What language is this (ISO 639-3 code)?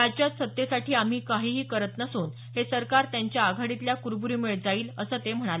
mar